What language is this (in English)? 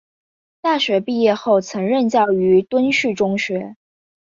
Chinese